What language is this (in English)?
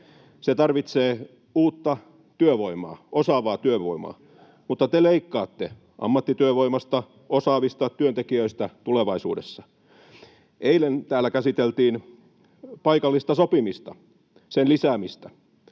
Finnish